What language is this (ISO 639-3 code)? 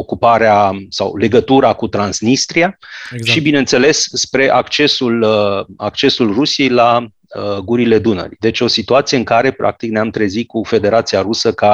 ron